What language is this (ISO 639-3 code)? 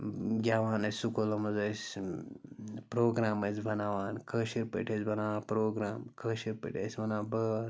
kas